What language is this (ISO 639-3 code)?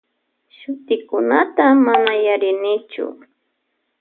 qvj